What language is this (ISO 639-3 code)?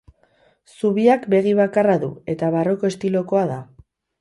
eus